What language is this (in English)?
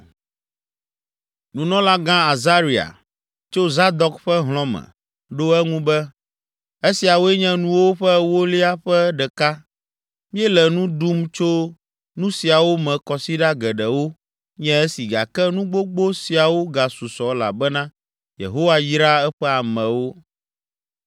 Ewe